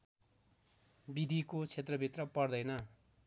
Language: Nepali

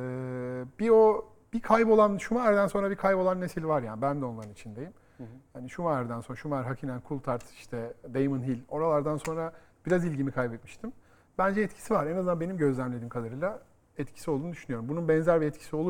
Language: Turkish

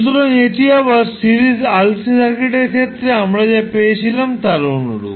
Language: Bangla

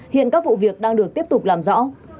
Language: Vietnamese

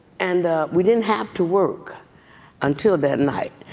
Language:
English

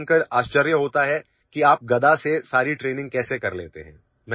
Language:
Odia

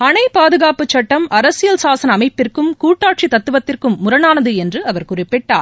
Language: Tamil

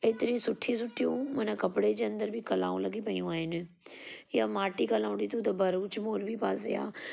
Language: Sindhi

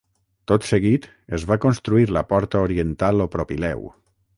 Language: Catalan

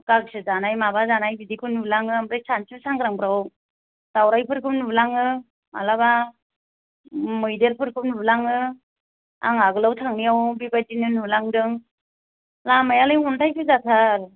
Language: Bodo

